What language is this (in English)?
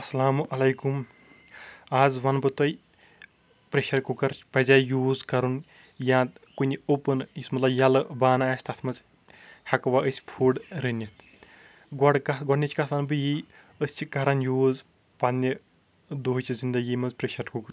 Kashmiri